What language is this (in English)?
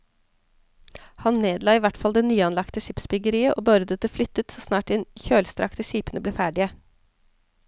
Norwegian